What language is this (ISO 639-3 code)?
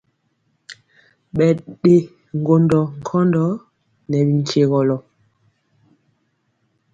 mcx